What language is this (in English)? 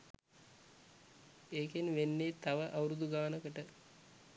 Sinhala